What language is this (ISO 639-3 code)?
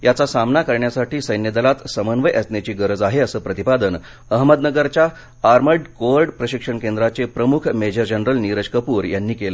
mar